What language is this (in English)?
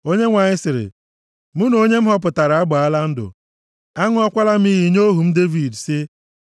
Igbo